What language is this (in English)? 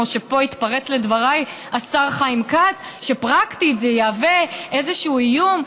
Hebrew